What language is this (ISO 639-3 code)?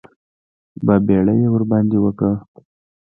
pus